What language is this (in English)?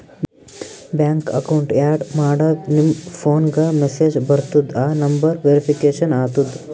Kannada